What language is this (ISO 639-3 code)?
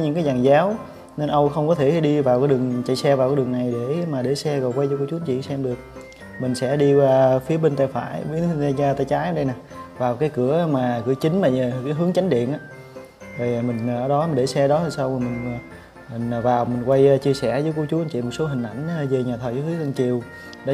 vie